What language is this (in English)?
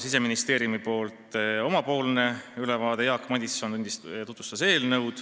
Estonian